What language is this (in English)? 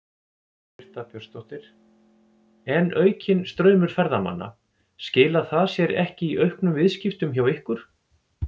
Icelandic